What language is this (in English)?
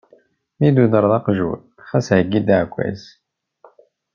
Kabyle